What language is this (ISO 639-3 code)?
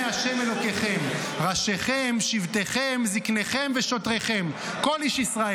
heb